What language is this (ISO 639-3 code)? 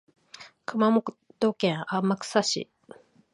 jpn